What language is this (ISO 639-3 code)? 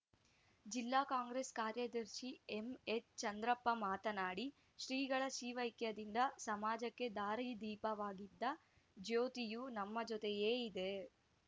kan